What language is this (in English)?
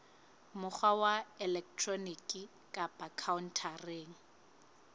Southern Sotho